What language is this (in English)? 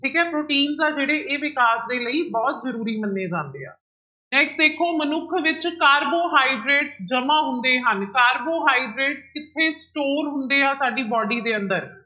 Punjabi